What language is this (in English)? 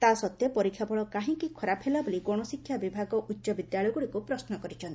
Odia